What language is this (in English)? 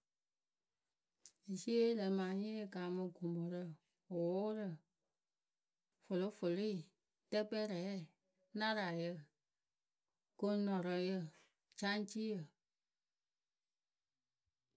Akebu